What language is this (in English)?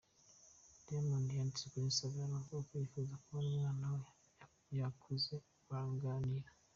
Kinyarwanda